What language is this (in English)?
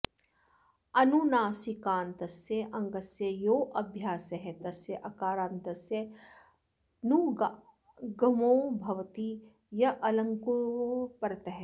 Sanskrit